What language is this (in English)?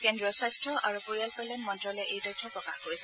Assamese